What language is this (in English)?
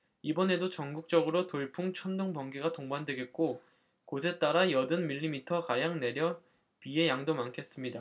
Korean